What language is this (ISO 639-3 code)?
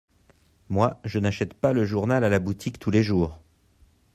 fra